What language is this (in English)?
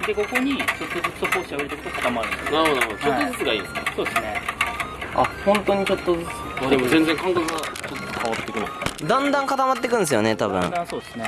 Japanese